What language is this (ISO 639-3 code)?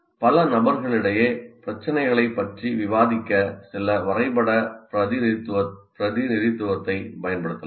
tam